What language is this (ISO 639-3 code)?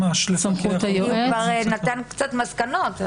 heb